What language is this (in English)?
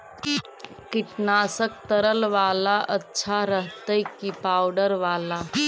Magahi